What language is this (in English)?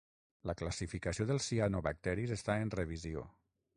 Catalan